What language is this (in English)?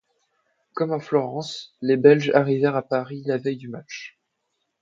French